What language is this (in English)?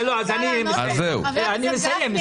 Hebrew